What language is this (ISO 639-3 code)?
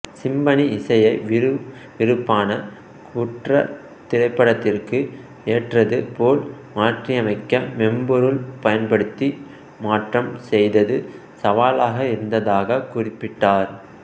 tam